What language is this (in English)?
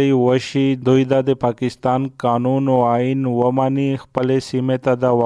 Urdu